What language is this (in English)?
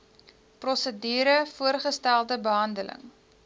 Afrikaans